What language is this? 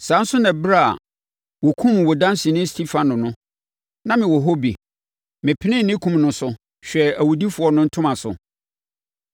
Akan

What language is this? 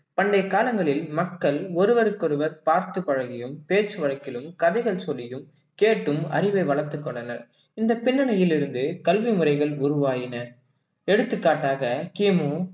Tamil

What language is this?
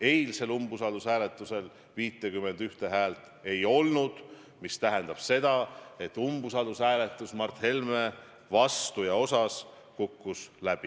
Estonian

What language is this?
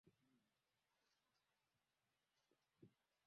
Swahili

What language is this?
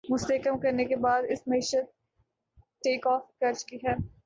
Urdu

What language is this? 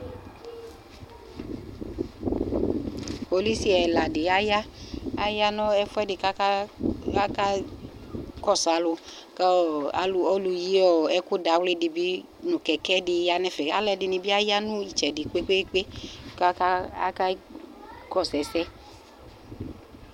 Ikposo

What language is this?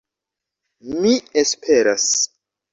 Esperanto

